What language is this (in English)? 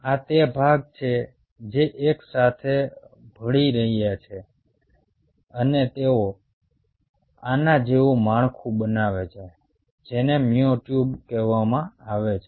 Gujarati